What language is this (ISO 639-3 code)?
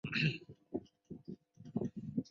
zho